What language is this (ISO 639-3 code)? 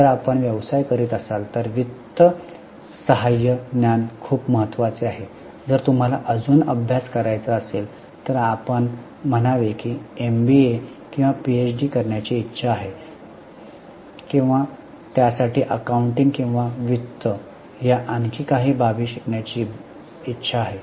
mar